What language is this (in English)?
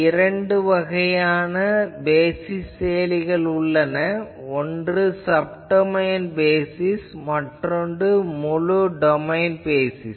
Tamil